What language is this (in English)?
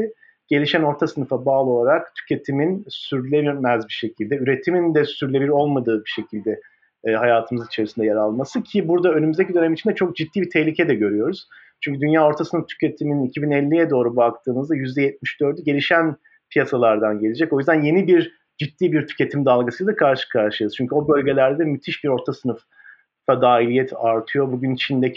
Turkish